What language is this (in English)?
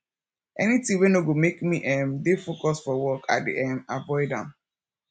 Nigerian Pidgin